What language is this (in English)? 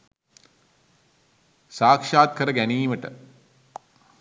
Sinhala